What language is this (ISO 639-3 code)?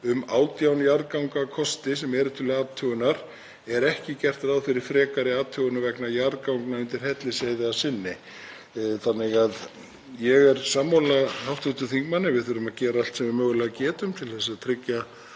isl